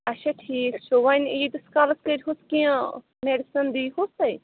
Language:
Kashmiri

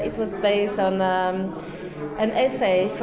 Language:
Icelandic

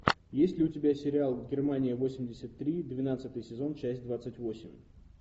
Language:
Russian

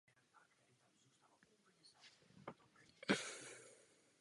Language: Czech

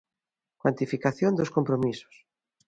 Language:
Galician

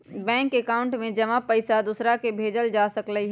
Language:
Magahi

